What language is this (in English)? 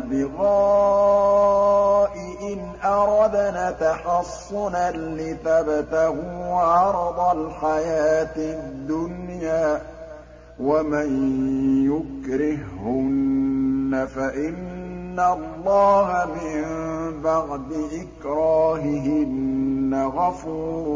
Arabic